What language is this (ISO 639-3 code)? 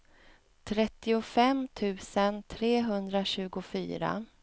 swe